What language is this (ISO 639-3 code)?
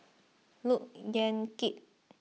eng